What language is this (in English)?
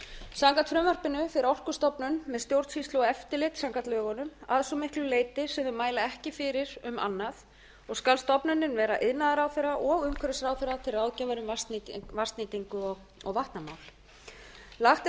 Icelandic